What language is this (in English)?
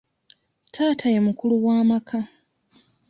Ganda